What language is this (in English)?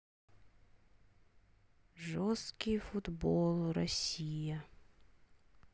Russian